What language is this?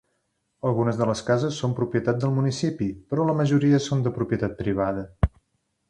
Catalan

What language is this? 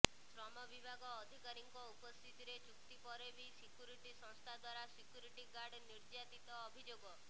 Odia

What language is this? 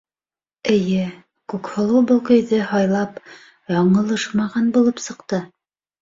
Bashkir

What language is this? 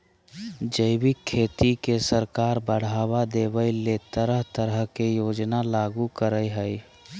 Magahi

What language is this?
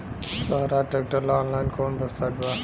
Bhojpuri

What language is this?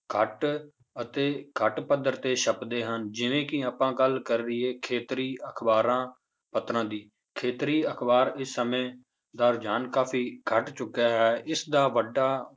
Punjabi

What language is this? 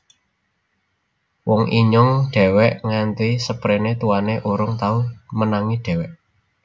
Javanese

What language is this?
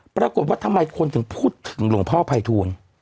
Thai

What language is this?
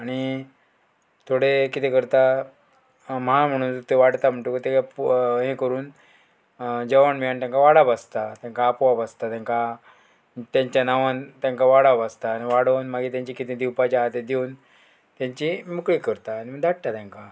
Konkani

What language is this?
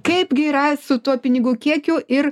Lithuanian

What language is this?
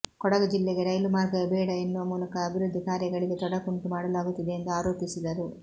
Kannada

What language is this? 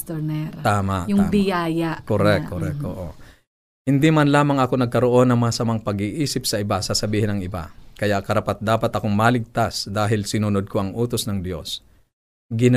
Filipino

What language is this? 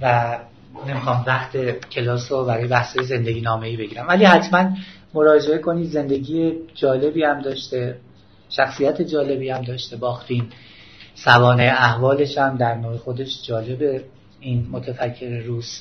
Persian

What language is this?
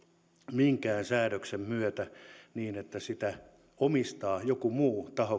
Finnish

